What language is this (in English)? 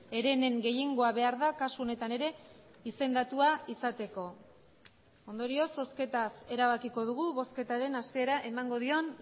Basque